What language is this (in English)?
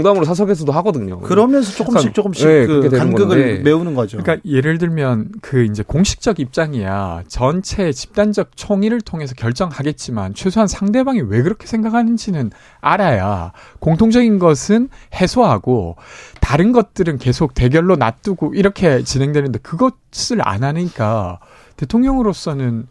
Korean